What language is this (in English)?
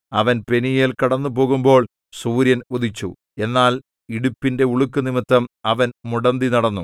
Malayalam